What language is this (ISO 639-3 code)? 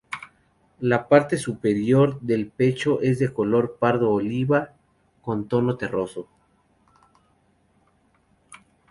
spa